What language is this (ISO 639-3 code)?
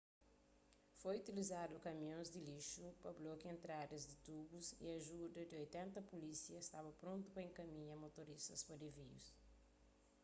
kea